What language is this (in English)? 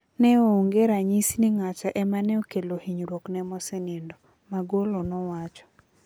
Luo (Kenya and Tanzania)